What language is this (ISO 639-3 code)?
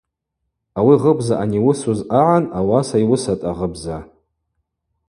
abq